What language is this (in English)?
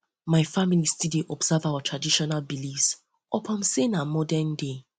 Nigerian Pidgin